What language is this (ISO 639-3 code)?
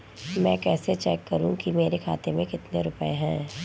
hin